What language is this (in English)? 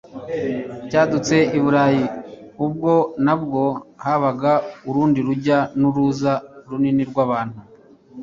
Kinyarwanda